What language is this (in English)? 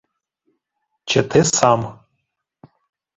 Ukrainian